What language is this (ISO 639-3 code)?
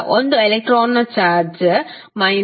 kan